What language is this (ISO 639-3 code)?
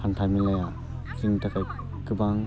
brx